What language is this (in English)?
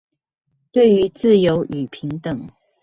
Chinese